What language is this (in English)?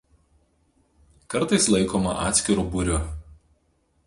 Lithuanian